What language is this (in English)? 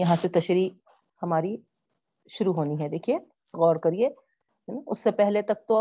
Urdu